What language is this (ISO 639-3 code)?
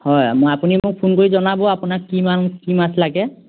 asm